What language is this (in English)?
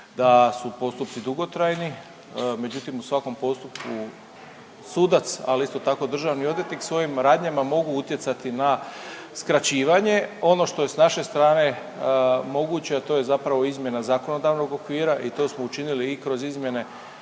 Croatian